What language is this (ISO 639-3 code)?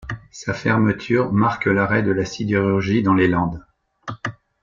fra